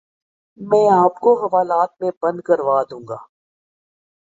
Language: Urdu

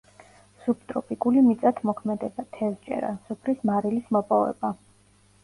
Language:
Georgian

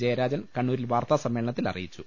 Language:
Malayalam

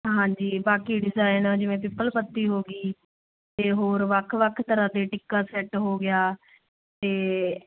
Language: Punjabi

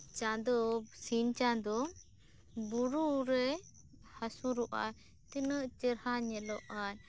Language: Santali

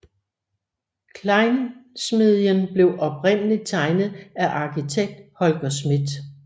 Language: Danish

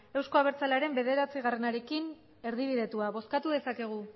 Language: Basque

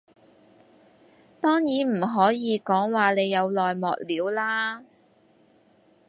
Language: Cantonese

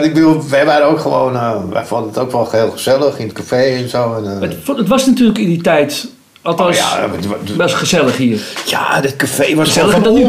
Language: Dutch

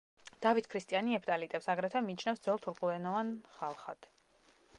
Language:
Georgian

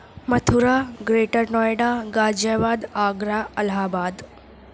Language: Urdu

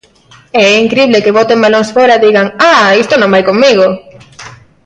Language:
Galician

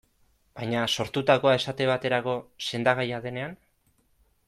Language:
Basque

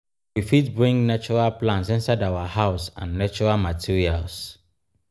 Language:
Nigerian Pidgin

